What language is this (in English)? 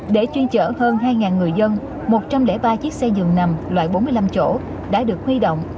Vietnamese